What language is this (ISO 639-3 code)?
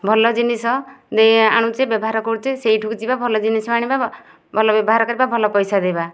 ori